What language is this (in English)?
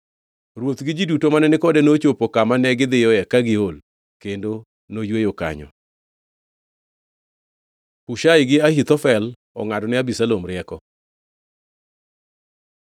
Luo (Kenya and Tanzania)